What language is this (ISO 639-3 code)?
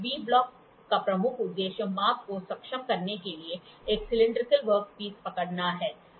hin